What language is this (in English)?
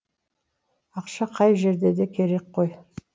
Kazakh